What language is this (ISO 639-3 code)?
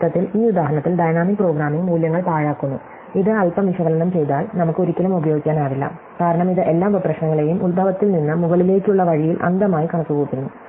mal